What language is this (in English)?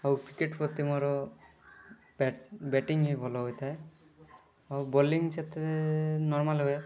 Odia